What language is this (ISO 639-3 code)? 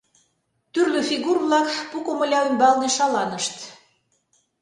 chm